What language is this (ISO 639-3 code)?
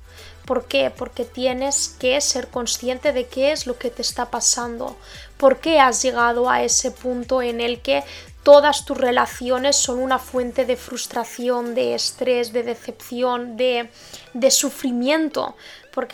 spa